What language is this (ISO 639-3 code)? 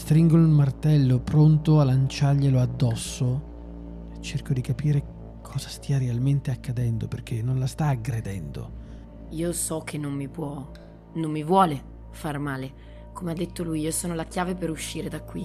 ita